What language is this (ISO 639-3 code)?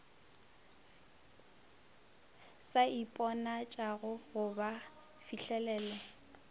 nso